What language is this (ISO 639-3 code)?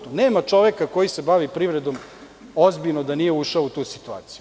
srp